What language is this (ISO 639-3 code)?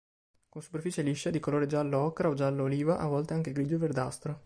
ita